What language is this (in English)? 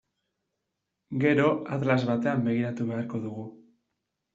Basque